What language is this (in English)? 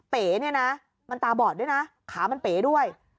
Thai